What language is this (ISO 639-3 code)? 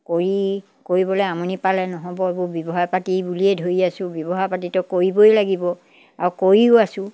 asm